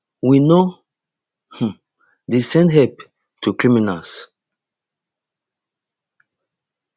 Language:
Nigerian Pidgin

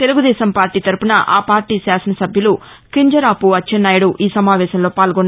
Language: Telugu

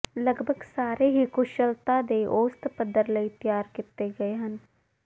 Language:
Punjabi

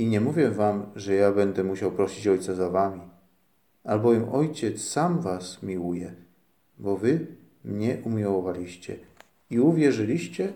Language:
Polish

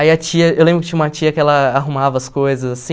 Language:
Portuguese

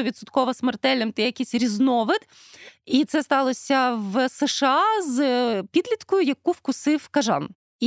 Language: Ukrainian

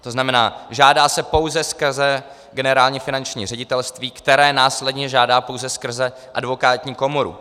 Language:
Czech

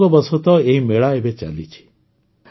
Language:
Odia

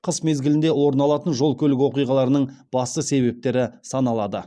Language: Kazakh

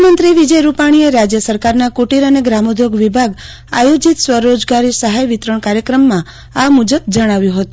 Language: Gujarati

